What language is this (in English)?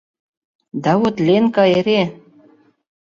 Mari